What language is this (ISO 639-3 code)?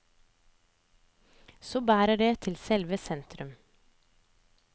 nor